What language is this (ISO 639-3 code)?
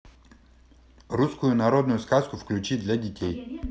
rus